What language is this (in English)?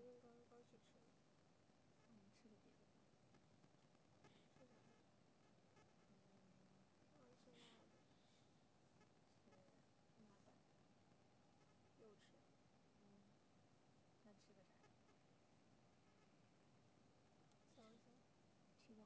Chinese